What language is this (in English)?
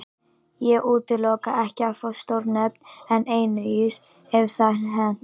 Icelandic